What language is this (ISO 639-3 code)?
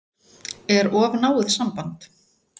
isl